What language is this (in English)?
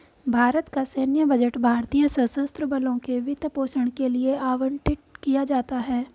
Hindi